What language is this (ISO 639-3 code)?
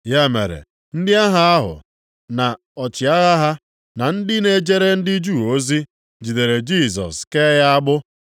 ibo